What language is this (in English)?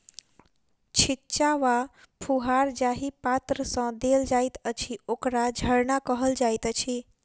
Maithili